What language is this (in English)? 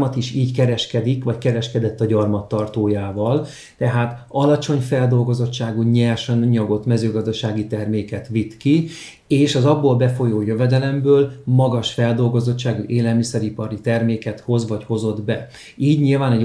Hungarian